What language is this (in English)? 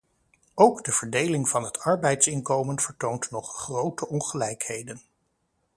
Dutch